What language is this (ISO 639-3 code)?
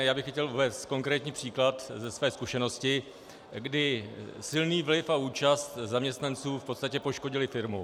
ces